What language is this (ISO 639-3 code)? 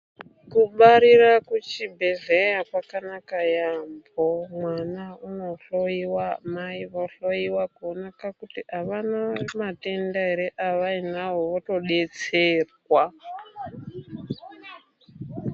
ndc